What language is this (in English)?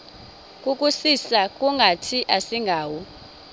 Xhosa